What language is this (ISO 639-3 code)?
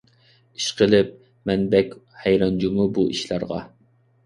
uig